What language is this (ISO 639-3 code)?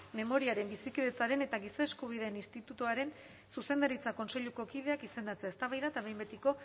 eus